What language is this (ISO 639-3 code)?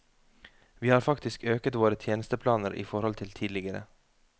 nor